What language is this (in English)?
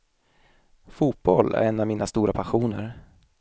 Swedish